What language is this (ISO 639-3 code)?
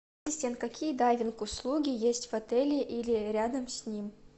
rus